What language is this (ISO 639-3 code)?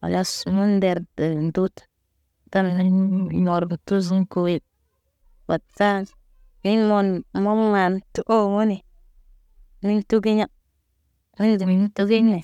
mne